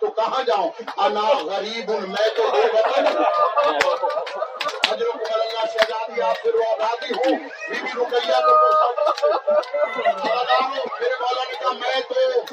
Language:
Urdu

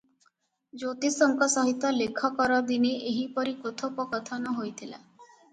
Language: Odia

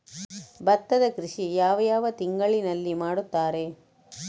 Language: Kannada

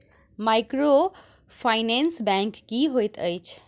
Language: Maithili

